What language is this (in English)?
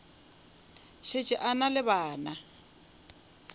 Northern Sotho